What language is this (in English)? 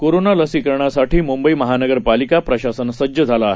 Marathi